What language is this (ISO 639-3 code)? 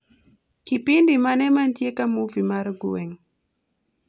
luo